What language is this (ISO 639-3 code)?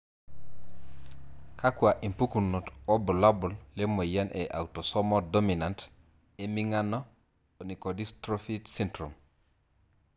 mas